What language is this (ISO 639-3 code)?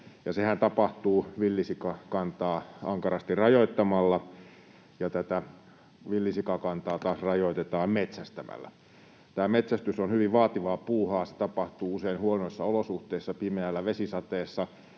fin